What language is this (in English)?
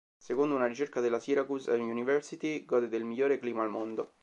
Italian